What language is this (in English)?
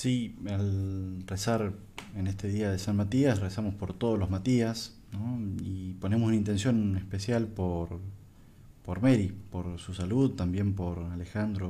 Spanish